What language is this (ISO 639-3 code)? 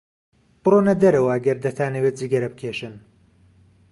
ckb